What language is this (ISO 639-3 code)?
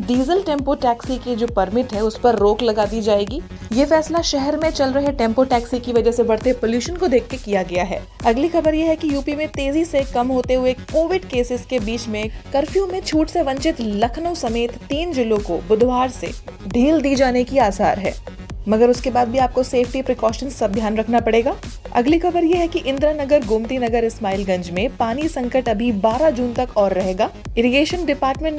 hin